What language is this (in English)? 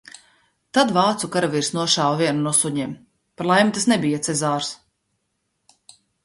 Latvian